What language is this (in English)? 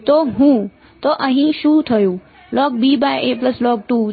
Gujarati